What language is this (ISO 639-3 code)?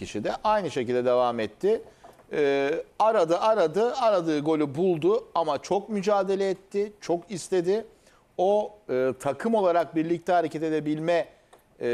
tur